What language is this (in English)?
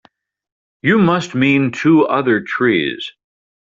English